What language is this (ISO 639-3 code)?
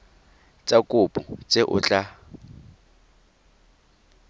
tsn